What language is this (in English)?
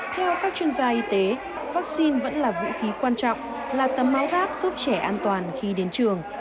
Vietnamese